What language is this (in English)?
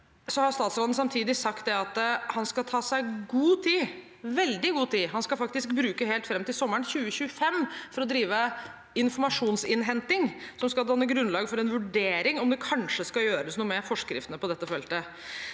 Norwegian